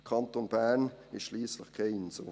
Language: Swiss German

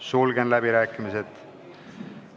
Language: Estonian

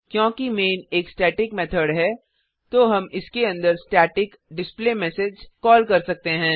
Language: Hindi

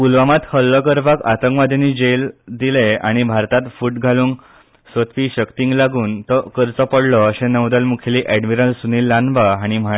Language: Konkani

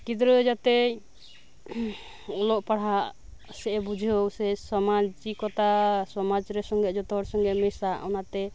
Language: Santali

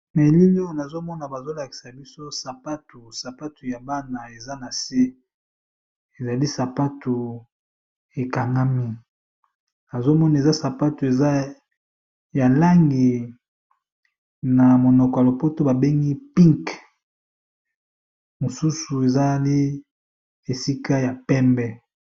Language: Lingala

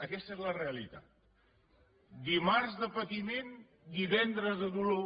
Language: Catalan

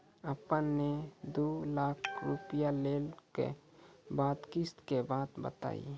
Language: Maithili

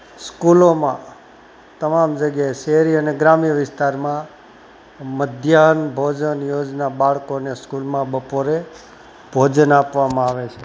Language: Gujarati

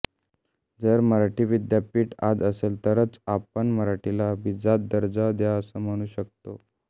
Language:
Marathi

